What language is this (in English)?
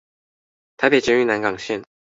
Chinese